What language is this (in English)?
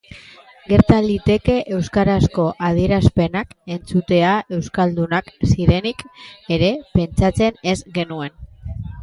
Basque